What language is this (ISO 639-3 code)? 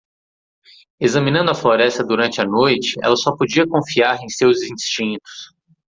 por